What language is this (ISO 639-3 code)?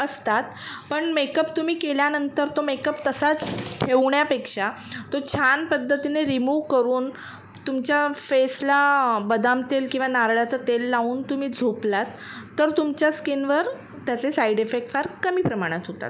mar